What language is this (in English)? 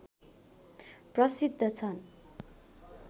Nepali